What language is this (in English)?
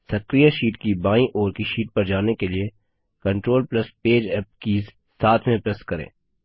Hindi